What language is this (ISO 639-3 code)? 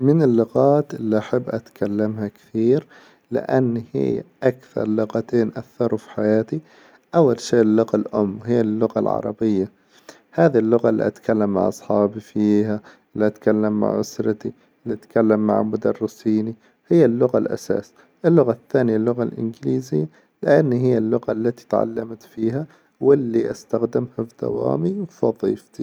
acw